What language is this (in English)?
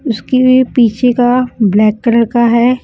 Hindi